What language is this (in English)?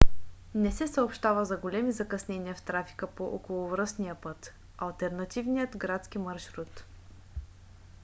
Bulgarian